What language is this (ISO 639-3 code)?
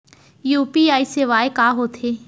hne